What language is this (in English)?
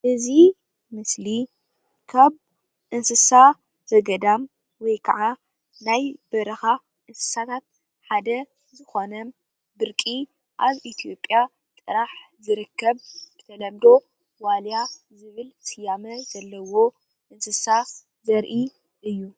Tigrinya